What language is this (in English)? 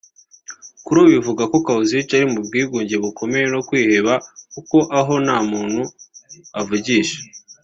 Kinyarwanda